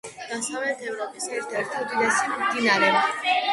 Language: Georgian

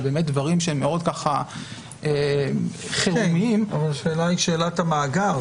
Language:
Hebrew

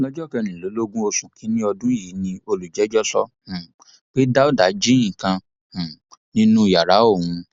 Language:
Yoruba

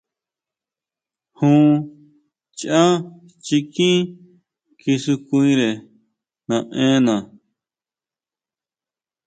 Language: Huautla Mazatec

